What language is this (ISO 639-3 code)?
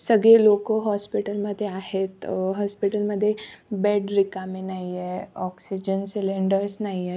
mar